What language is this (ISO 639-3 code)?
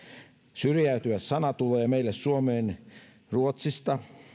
fin